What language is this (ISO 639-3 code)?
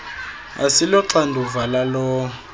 xho